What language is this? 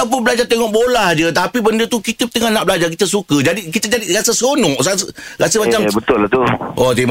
Malay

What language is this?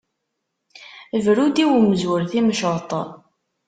Kabyle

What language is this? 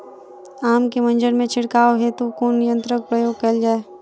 Maithili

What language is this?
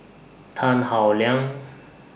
English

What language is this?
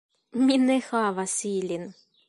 Esperanto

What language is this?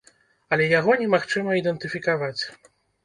Belarusian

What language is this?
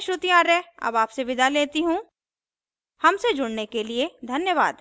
Hindi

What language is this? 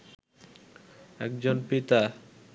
Bangla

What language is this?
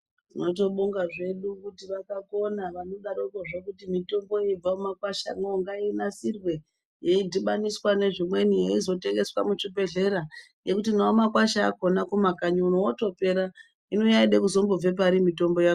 Ndau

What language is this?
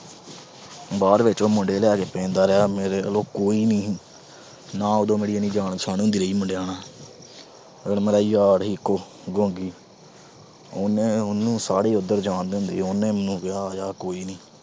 Punjabi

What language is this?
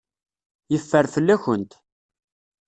Kabyle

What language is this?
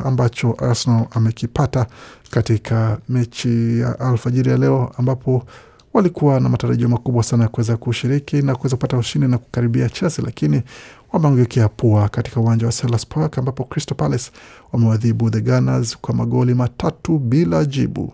Swahili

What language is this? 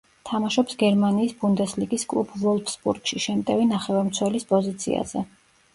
Georgian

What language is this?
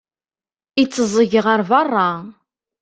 Kabyle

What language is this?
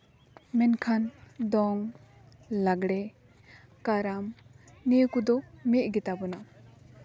Santali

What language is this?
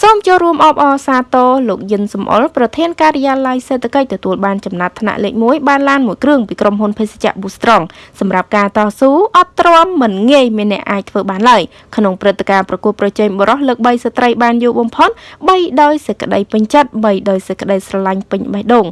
Vietnamese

